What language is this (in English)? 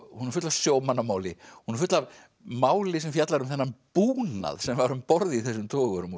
Icelandic